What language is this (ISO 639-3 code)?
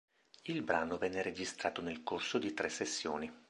ita